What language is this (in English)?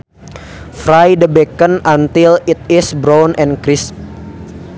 Sundanese